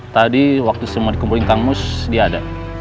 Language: Indonesian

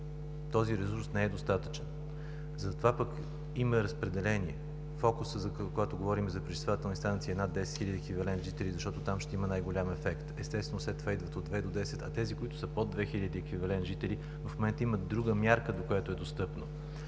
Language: Bulgarian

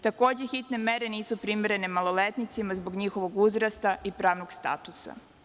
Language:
Serbian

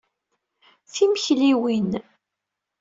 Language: Kabyle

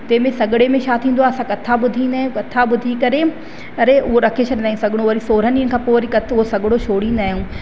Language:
Sindhi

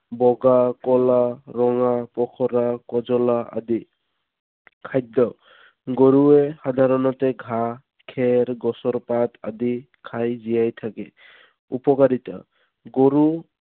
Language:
Assamese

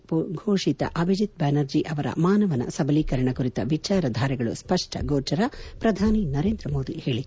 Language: Kannada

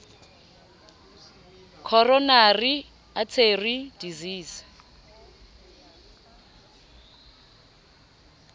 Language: Southern Sotho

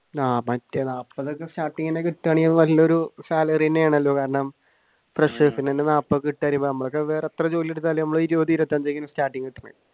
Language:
Malayalam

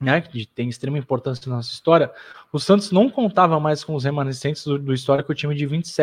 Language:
Portuguese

